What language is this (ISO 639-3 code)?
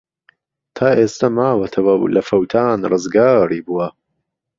ckb